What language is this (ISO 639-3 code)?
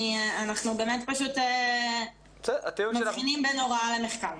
heb